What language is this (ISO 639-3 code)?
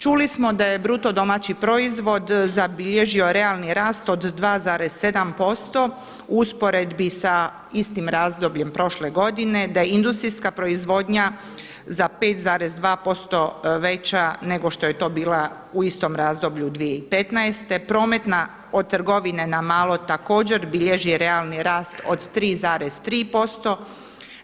hrv